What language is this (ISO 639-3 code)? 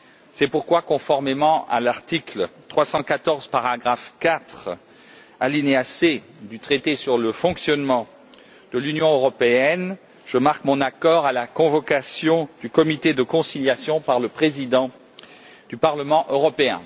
fra